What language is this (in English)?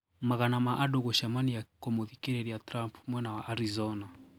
Kikuyu